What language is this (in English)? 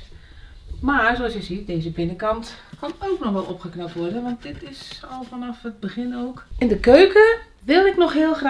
Dutch